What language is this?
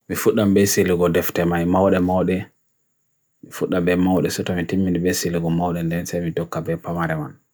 Bagirmi Fulfulde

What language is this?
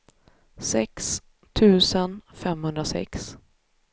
Swedish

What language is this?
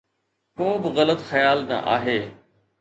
Sindhi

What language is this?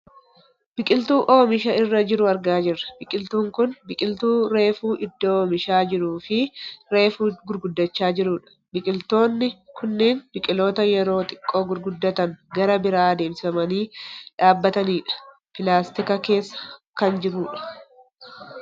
Oromo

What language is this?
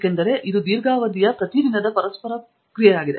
Kannada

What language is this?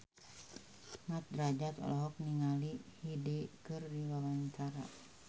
Sundanese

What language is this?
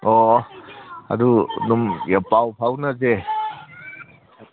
Manipuri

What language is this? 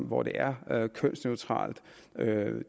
Danish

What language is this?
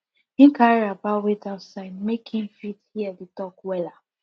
Nigerian Pidgin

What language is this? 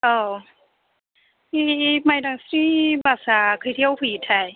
Bodo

